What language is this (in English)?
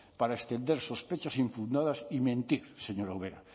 Spanish